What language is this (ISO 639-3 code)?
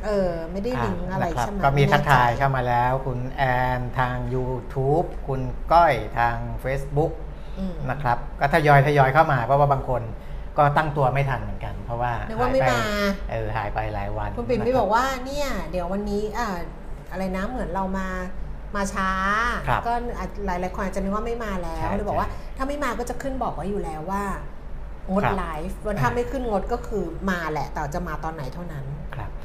tha